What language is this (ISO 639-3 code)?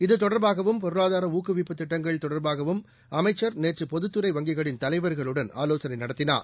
tam